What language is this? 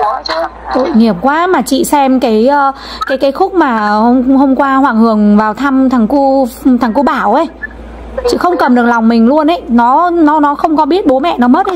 Vietnamese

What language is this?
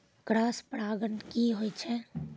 Maithili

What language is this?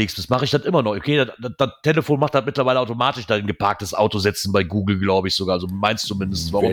German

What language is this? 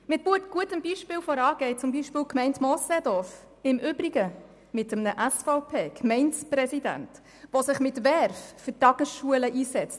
Swiss German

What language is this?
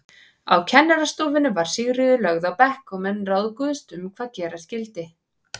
Icelandic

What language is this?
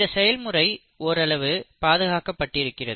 Tamil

